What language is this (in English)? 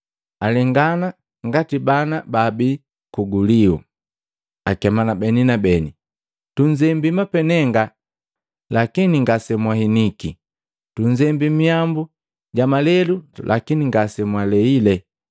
Matengo